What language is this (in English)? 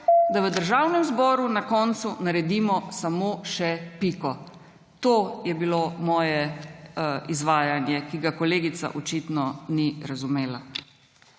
Slovenian